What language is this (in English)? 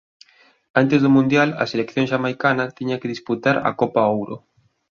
Galician